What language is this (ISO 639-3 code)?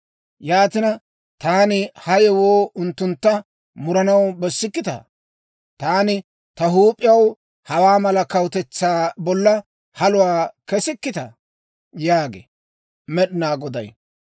dwr